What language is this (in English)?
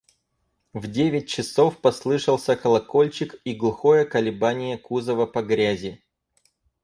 Russian